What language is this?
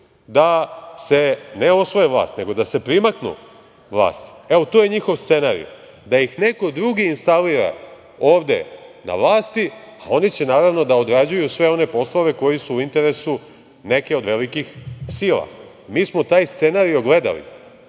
Serbian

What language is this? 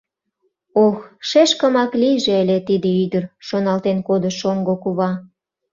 Mari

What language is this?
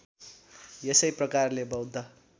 Nepali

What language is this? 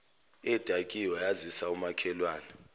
Zulu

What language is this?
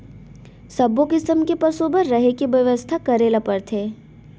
Chhattisgarhi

